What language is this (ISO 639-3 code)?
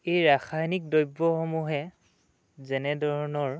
asm